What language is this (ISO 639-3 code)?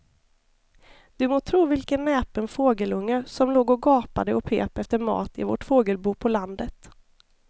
swe